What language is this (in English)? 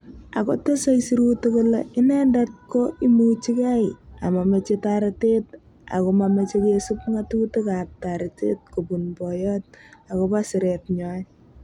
Kalenjin